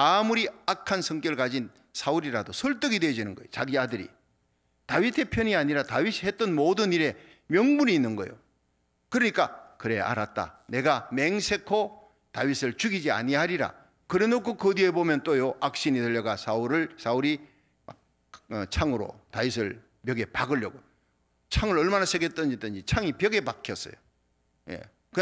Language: Korean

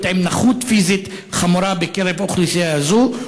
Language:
Hebrew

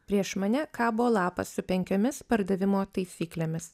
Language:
Lithuanian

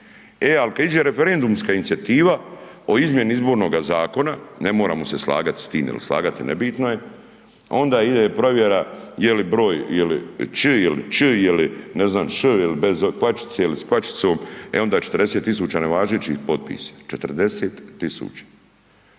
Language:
Croatian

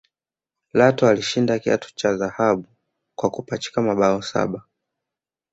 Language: Swahili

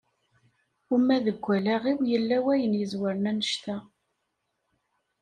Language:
Kabyle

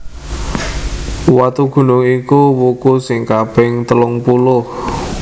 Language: Javanese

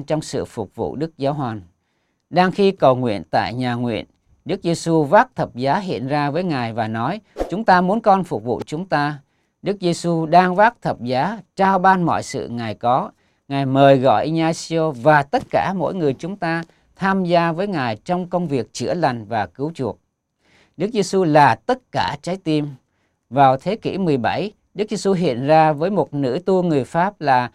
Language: Vietnamese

